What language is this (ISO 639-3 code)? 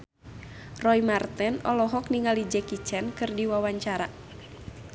sun